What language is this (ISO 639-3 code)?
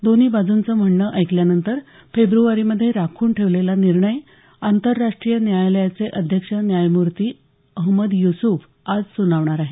mar